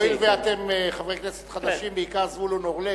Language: Hebrew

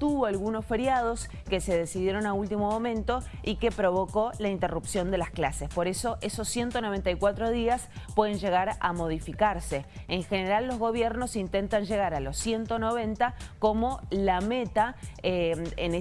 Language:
Spanish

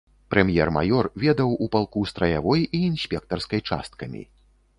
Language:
Belarusian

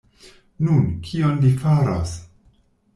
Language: Esperanto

